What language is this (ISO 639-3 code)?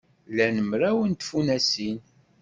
kab